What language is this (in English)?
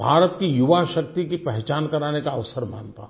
Hindi